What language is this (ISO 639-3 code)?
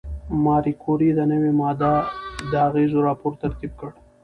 pus